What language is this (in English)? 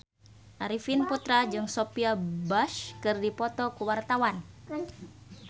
Sundanese